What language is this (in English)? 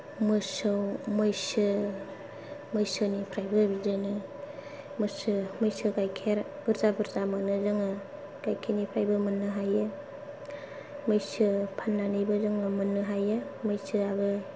Bodo